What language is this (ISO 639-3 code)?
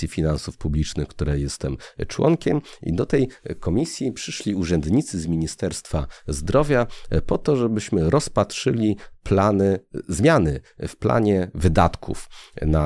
pol